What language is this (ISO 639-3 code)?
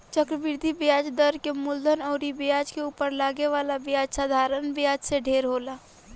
bho